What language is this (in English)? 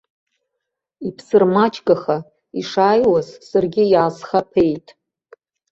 Abkhazian